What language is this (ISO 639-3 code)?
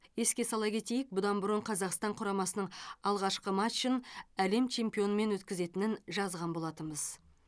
kaz